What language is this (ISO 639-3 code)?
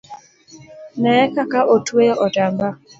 luo